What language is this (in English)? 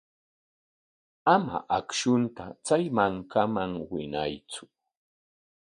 Corongo Ancash Quechua